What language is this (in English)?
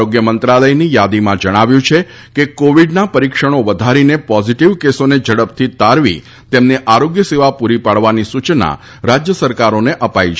Gujarati